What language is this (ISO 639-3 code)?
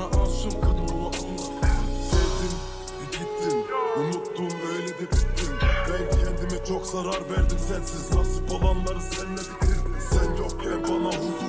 tur